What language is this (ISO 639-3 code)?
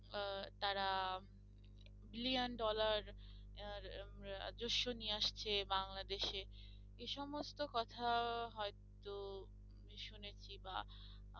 ben